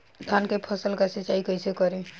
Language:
Bhojpuri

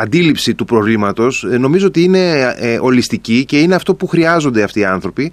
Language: Greek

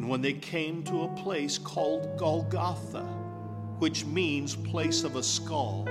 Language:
English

